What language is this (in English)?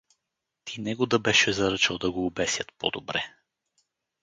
Bulgarian